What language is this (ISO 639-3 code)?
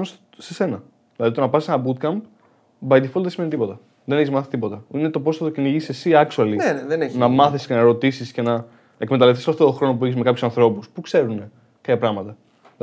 ell